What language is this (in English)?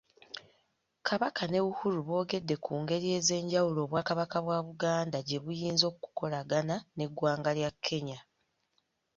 Ganda